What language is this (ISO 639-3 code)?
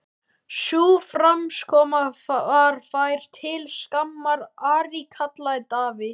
isl